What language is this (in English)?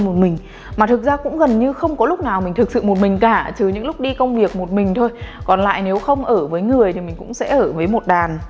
Vietnamese